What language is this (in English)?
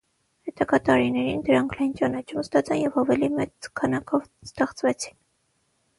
Armenian